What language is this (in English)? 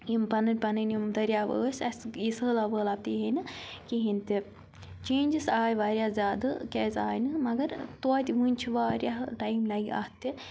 Kashmiri